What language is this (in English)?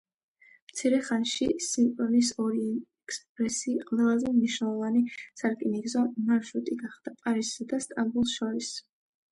Georgian